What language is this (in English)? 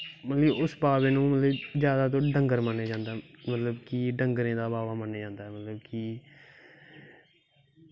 Dogri